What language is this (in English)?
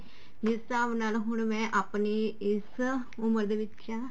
Punjabi